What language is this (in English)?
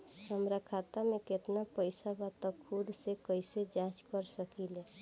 Bhojpuri